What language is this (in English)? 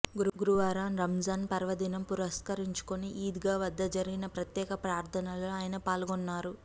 Telugu